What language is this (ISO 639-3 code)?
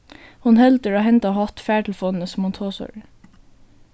fao